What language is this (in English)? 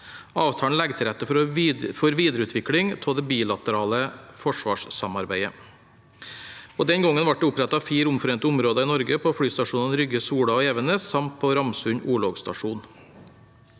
Norwegian